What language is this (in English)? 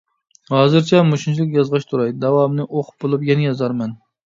Uyghur